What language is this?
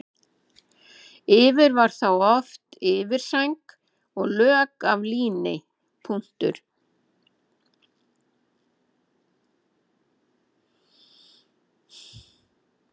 Icelandic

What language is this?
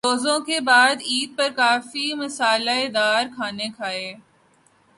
Urdu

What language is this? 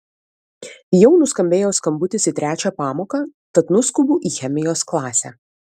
Lithuanian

